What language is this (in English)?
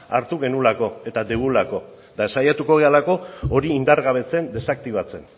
Basque